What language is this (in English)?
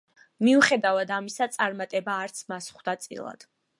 Georgian